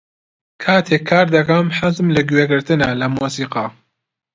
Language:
Central Kurdish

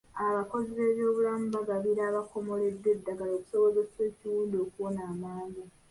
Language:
Ganda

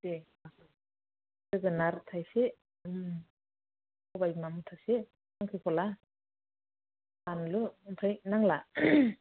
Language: Bodo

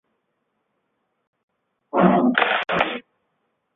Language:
Chinese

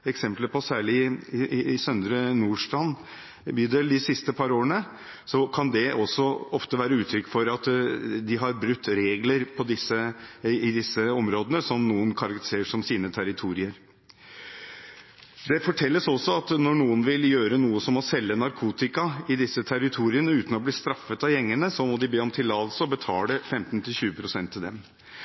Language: Norwegian Bokmål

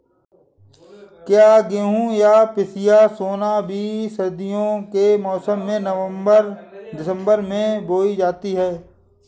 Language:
Hindi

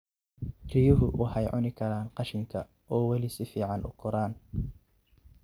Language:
Somali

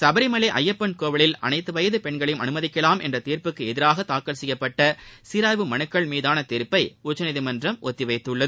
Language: Tamil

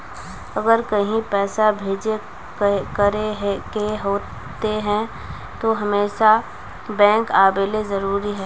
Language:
Magahi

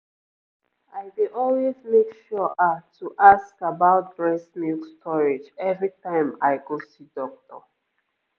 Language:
Nigerian Pidgin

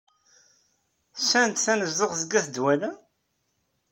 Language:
Kabyle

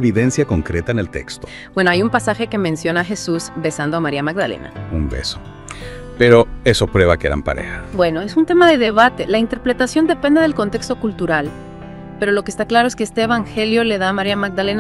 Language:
Spanish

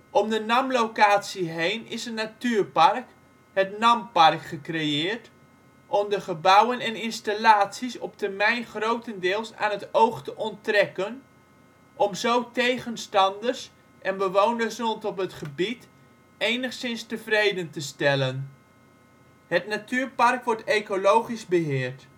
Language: Dutch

